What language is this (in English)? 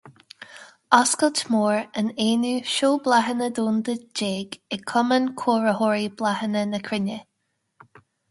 Irish